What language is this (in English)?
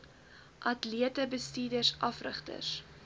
Afrikaans